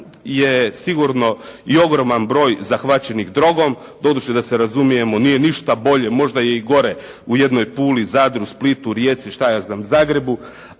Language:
Croatian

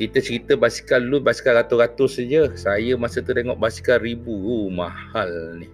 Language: Malay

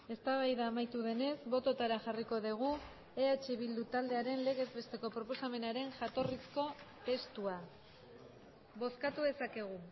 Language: Basque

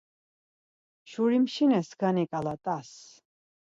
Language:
Laz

